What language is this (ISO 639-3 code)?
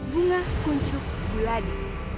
ind